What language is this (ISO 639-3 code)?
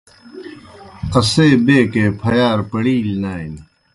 plk